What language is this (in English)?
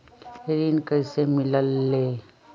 Magahi